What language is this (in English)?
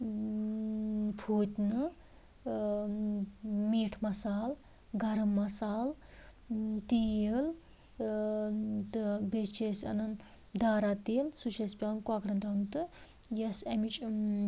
Kashmiri